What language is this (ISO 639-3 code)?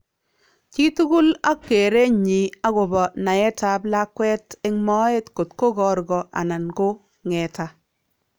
kln